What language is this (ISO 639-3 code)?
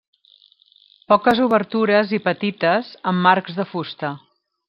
cat